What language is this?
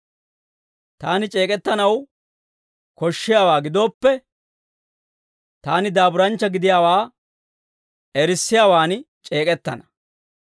Dawro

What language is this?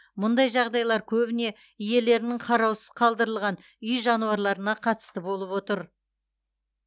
Kazakh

